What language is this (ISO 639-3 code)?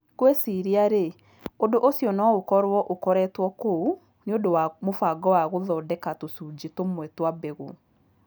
kik